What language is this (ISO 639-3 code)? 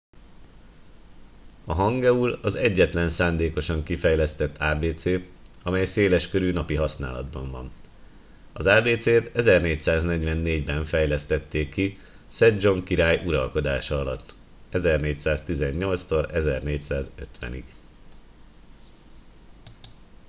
hun